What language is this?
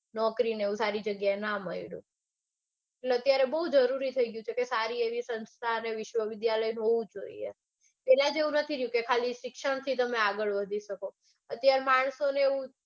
Gujarati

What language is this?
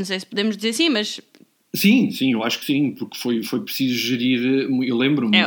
Portuguese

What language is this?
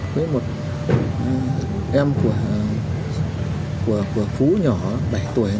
Vietnamese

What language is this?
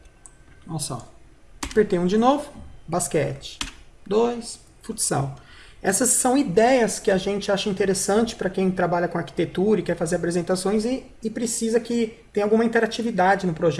Portuguese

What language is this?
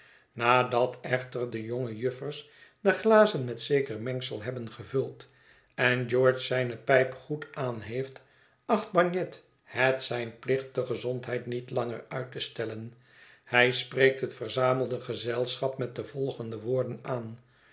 Dutch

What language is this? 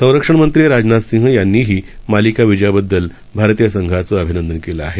Marathi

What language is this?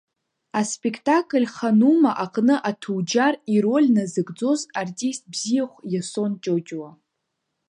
Abkhazian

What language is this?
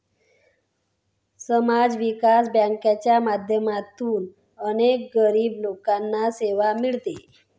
Marathi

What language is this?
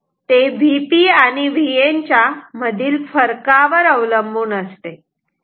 Marathi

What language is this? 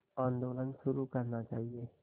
Hindi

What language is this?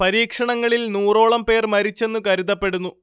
Malayalam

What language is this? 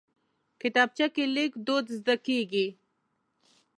Pashto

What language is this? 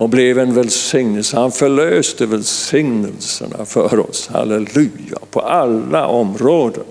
Swedish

